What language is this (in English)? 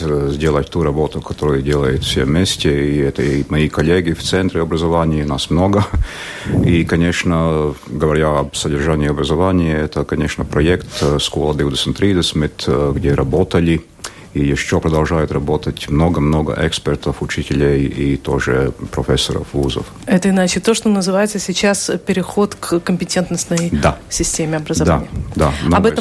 Russian